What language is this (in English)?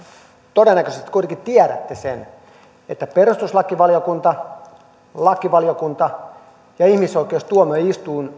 Finnish